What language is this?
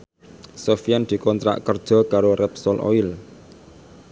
Javanese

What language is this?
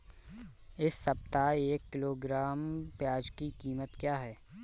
Hindi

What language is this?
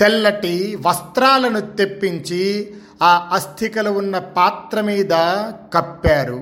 Telugu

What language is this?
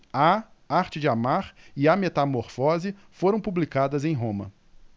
Portuguese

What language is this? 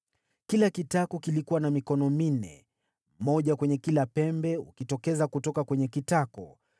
Swahili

